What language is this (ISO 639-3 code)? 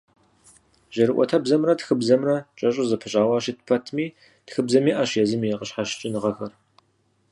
kbd